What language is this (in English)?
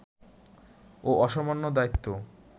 Bangla